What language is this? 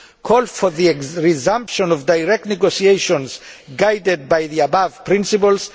English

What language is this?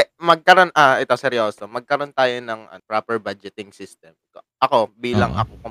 Filipino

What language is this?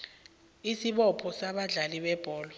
South Ndebele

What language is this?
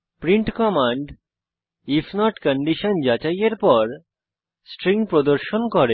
Bangla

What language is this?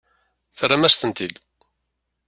Kabyle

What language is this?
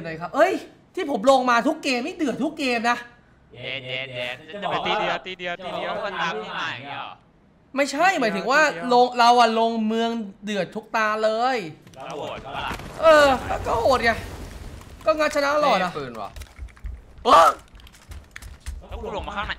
Thai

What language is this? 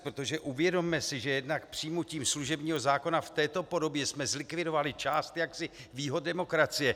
Czech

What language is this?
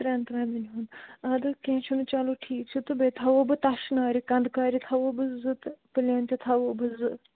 Kashmiri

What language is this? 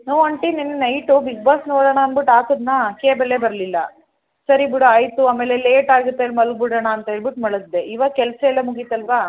Kannada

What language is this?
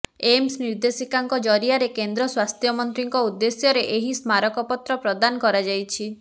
Odia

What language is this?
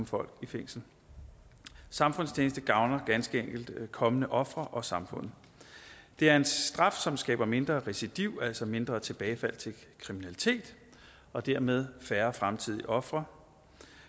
Danish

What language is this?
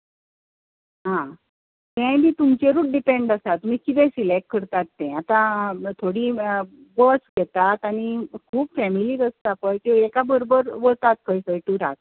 Konkani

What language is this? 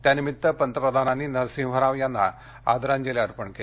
Marathi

